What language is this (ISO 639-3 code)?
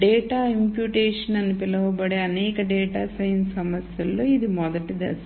tel